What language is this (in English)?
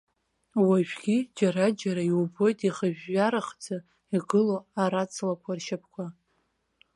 Abkhazian